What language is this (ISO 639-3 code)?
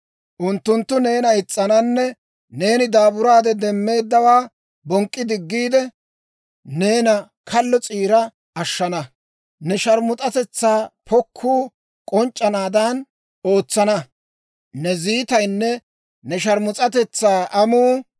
dwr